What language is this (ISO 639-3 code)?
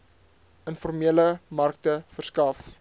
afr